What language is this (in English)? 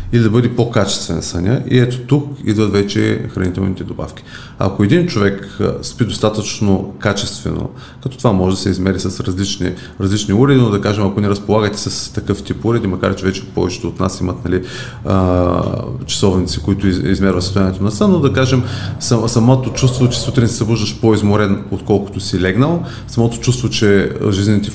Bulgarian